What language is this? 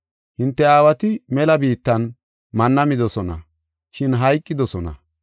Gofa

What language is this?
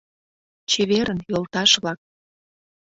Mari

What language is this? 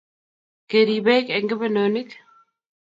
Kalenjin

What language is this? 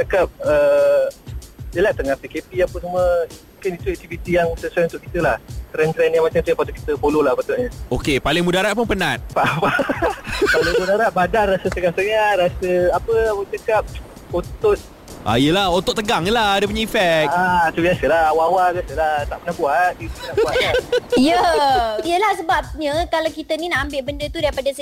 Malay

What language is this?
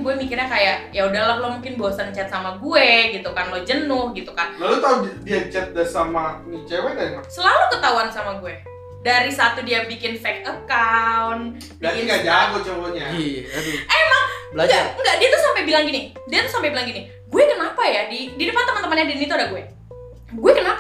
Indonesian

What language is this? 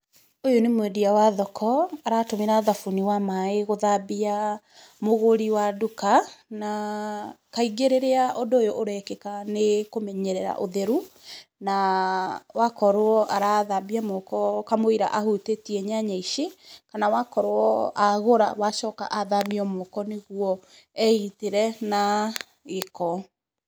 Kikuyu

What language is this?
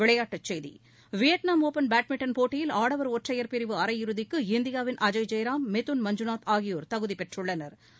Tamil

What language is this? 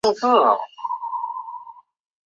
Chinese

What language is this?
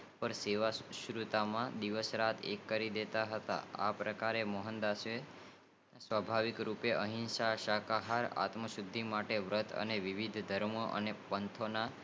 Gujarati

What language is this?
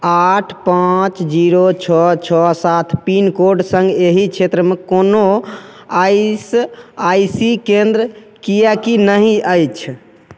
Maithili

